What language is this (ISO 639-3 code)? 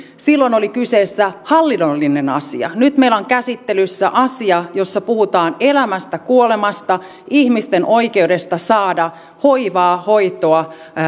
fin